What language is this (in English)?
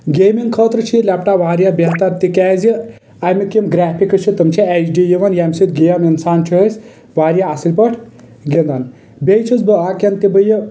Kashmiri